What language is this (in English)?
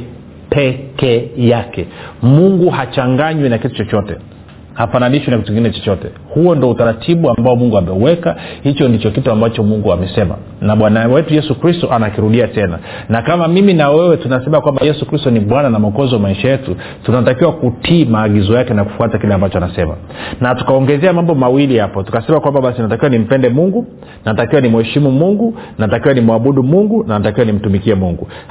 Swahili